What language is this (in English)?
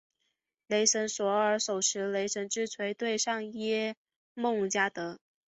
Chinese